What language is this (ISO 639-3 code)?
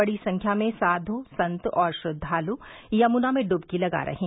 hin